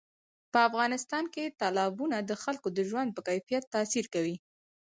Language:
Pashto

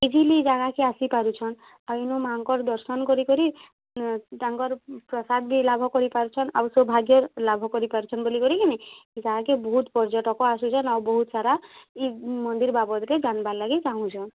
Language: Odia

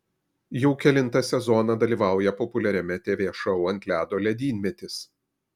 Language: Lithuanian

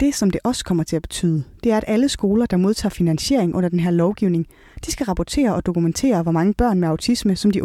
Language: Danish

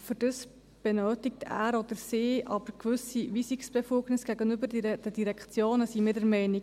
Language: Swiss German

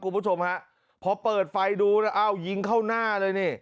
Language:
Thai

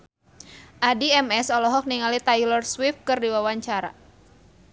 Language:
Sundanese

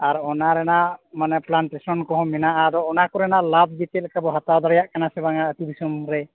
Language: Santali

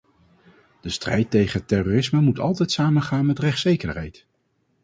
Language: Dutch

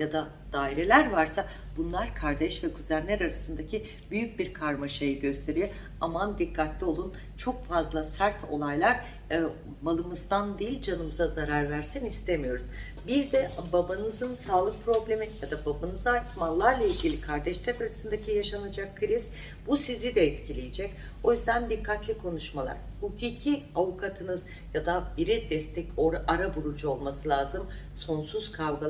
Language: Turkish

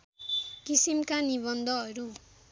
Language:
Nepali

